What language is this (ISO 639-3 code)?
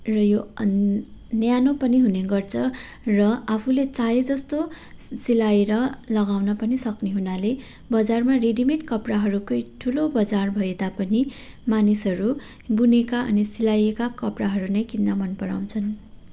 nep